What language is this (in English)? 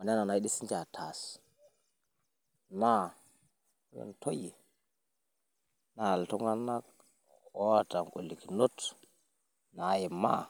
Masai